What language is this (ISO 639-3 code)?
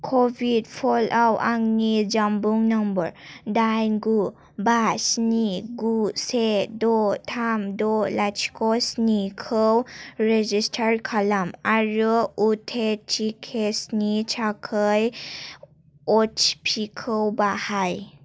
brx